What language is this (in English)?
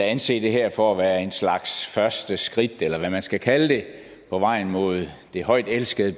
Danish